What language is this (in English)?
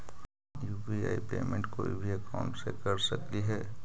Magahi